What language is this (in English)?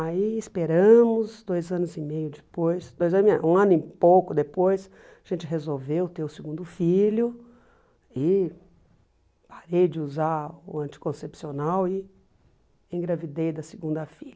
Portuguese